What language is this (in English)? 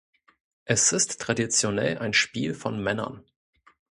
German